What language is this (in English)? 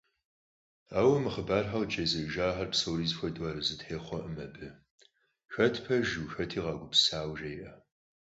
Kabardian